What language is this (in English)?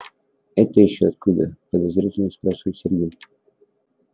Russian